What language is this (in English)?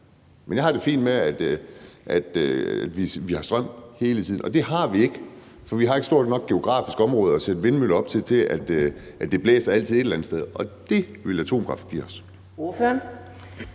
Danish